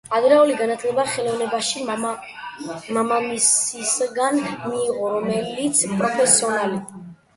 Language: Georgian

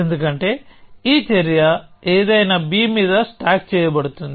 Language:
Telugu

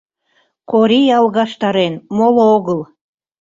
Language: Mari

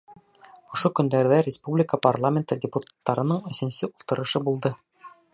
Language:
Bashkir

